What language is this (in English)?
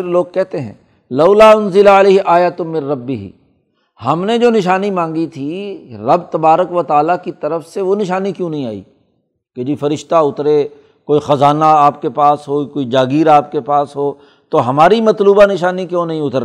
Urdu